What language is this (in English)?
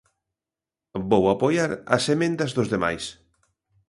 Galician